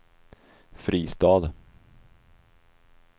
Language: Swedish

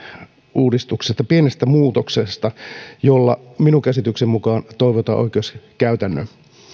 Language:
Finnish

